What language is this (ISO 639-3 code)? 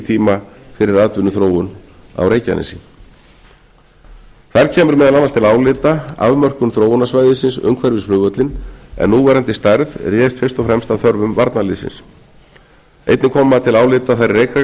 isl